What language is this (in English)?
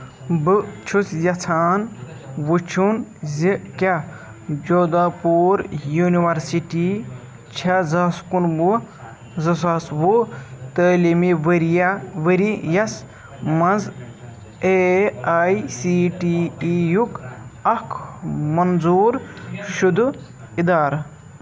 Kashmiri